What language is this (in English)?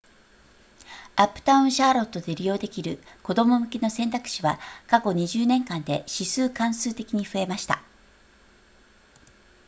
Japanese